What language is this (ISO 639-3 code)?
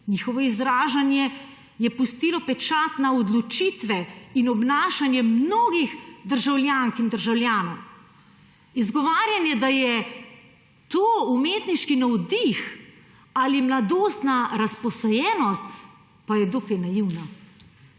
slv